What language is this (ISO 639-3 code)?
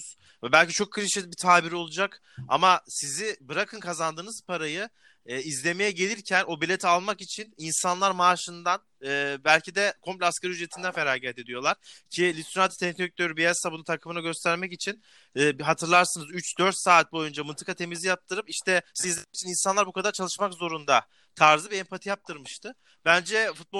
tur